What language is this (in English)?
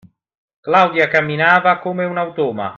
Italian